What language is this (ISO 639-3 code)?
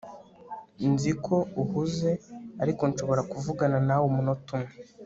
kin